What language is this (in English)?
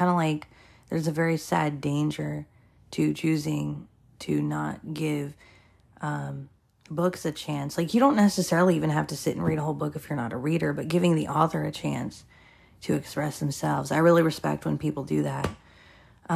English